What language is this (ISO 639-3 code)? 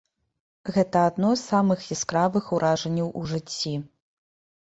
bel